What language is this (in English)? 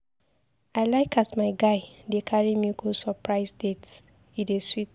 Nigerian Pidgin